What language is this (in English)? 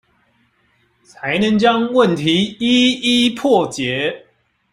Chinese